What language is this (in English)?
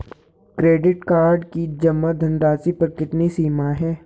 Hindi